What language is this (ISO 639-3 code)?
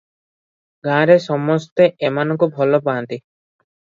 ori